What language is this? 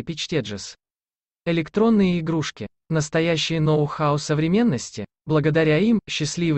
Russian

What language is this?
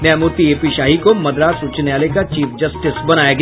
Hindi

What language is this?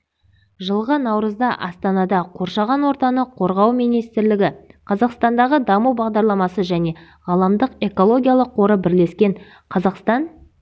Kazakh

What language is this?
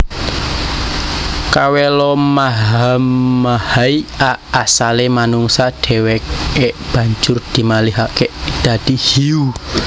Javanese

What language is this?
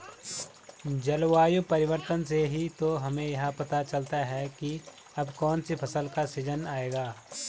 Hindi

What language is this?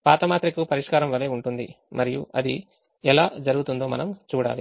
Telugu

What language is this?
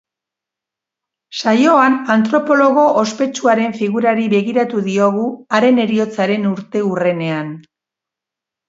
Basque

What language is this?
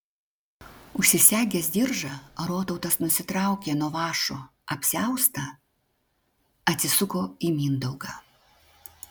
Lithuanian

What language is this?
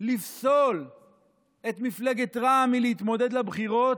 Hebrew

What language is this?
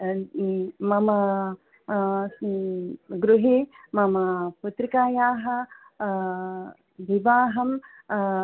Sanskrit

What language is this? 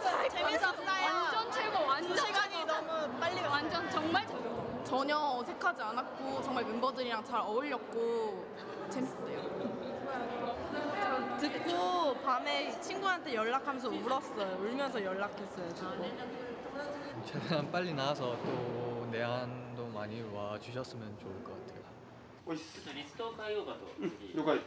Japanese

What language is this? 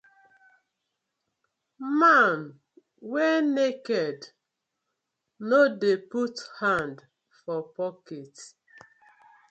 Nigerian Pidgin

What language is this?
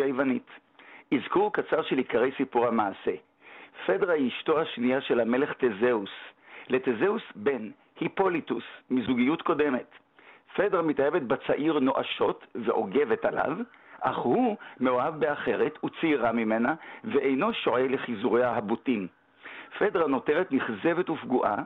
Hebrew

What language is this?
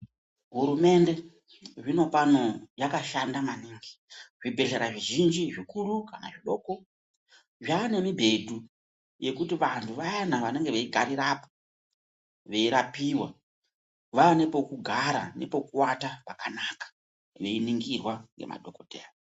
Ndau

